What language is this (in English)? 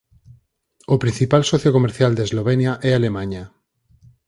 Galician